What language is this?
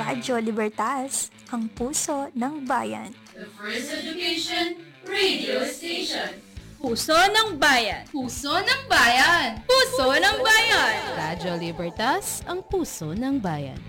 Filipino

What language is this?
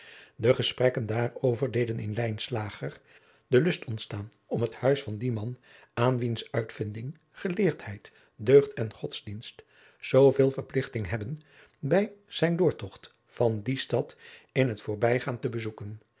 Dutch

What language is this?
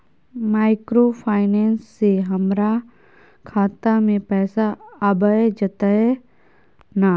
Maithili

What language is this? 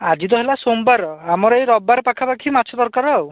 Odia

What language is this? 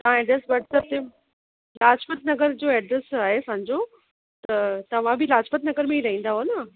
Sindhi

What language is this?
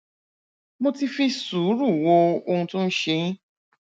Yoruba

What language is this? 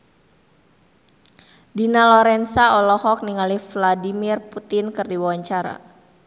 Sundanese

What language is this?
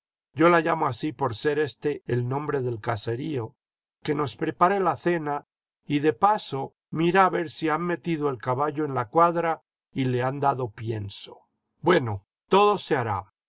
Spanish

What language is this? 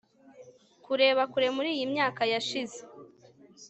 Kinyarwanda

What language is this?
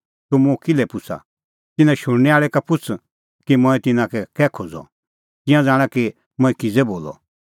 Kullu Pahari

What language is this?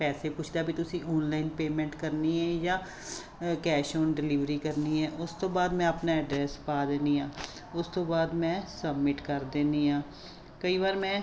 Punjabi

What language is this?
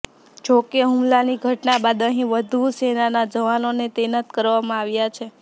Gujarati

